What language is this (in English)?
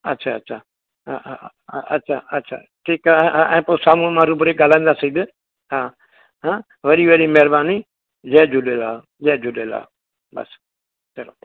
Sindhi